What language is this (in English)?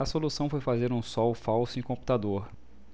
Portuguese